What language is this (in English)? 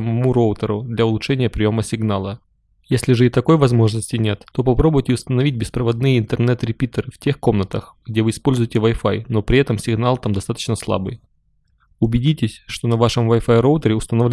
Russian